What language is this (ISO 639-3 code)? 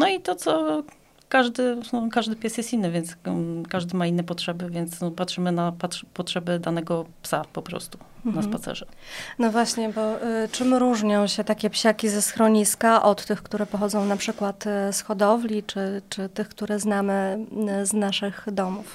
pol